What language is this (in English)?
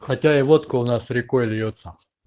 Russian